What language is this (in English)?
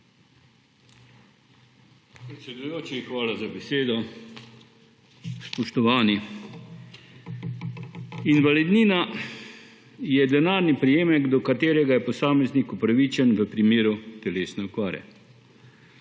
Slovenian